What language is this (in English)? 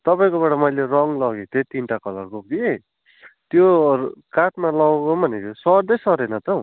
Nepali